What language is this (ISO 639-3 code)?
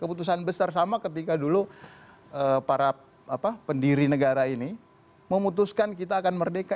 ind